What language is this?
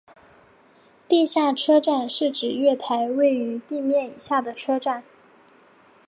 Chinese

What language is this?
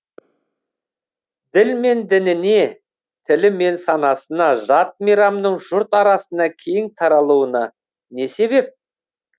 Kazakh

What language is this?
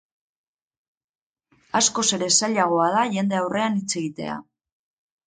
Basque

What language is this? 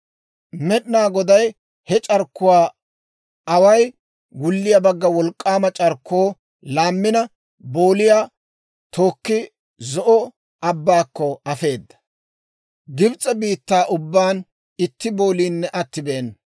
Dawro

